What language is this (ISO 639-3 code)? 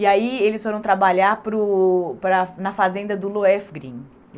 por